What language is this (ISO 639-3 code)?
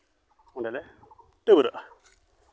sat